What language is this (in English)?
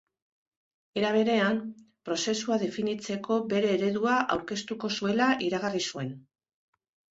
Basque